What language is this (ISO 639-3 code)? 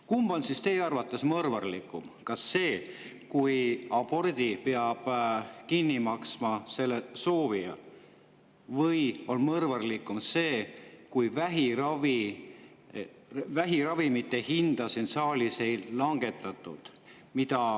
est